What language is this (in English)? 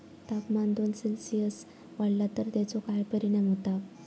Marathi